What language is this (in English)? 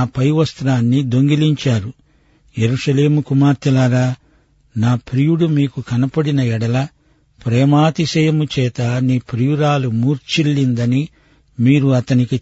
Telugu